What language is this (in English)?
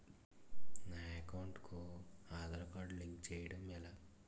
Telugu